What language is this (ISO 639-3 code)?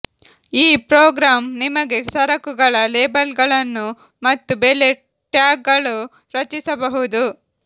kan